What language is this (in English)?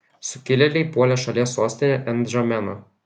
Lithuanian